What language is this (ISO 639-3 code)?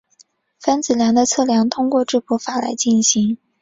zho